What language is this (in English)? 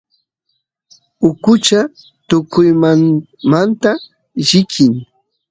Santiago del Estero Quichua